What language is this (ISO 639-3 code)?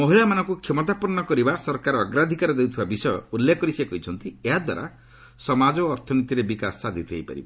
ori